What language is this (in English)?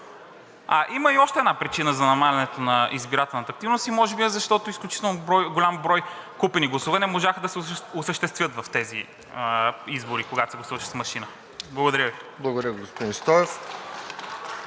Bulgarian